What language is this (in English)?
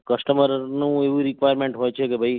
Gujarati